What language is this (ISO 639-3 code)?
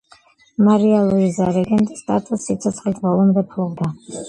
kat